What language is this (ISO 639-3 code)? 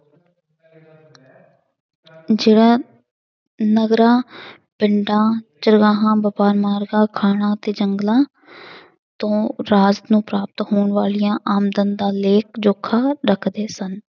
pan